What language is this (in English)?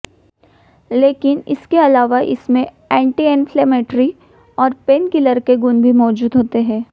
Hindi